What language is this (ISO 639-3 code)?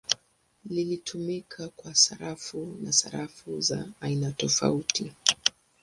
swa